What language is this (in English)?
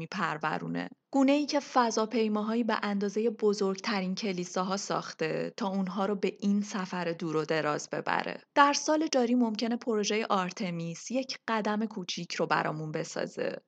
Persian